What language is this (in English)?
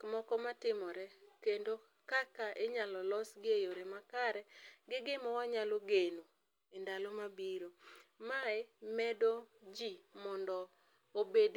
Luo (Kenya and Tanzania)